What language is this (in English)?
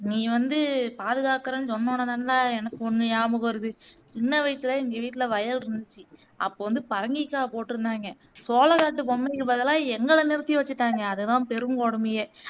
Tamil